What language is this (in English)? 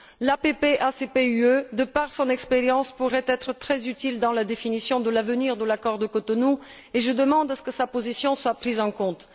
French